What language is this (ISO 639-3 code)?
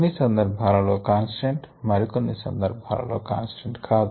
tel